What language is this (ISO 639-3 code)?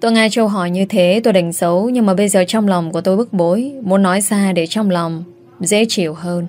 vie